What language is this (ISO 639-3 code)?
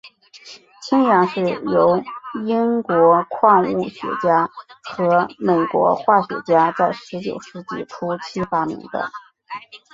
zho